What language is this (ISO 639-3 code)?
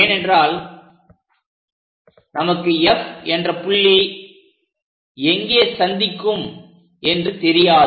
tam